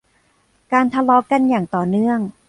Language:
Thai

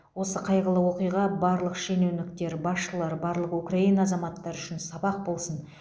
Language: Kazakh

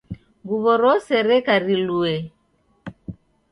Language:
Taita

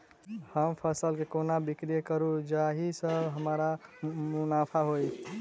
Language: Maithili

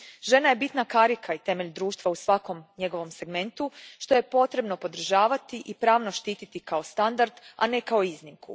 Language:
Croatian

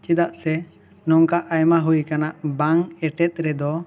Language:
Santali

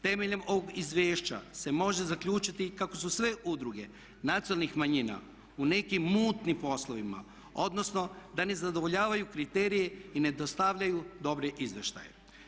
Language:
Croatian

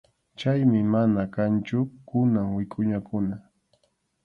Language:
Arequipa-La Unión Quechua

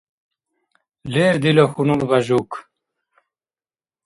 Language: Dargwa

